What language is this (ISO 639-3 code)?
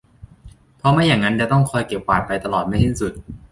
tha